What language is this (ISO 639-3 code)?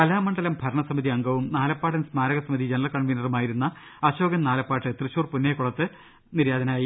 mal